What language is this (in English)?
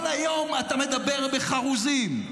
Hebrew